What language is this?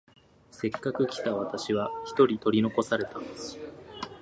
Japanese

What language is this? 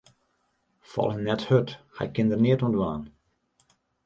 Western Frisian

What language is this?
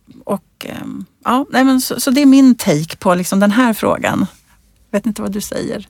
Swedish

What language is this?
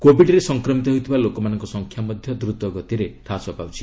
Odia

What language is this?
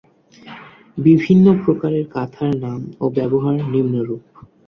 Bangla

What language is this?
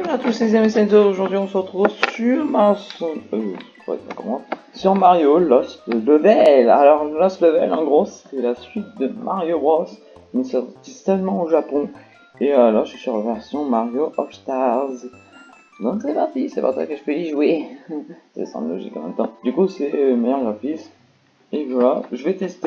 French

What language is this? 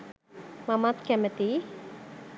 Sinhala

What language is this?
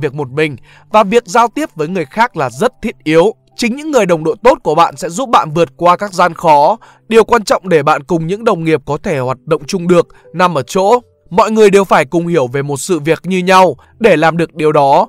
Vietnamese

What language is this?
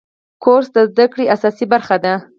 Pashto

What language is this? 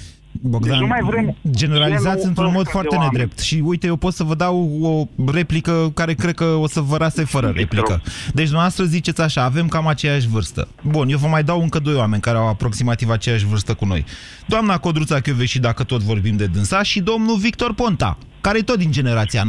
Romanian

